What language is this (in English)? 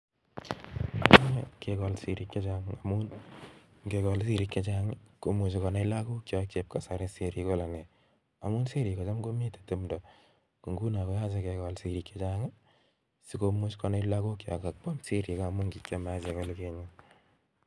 Kalenjin